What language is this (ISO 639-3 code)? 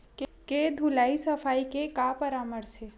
hne